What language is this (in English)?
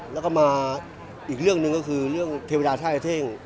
Thai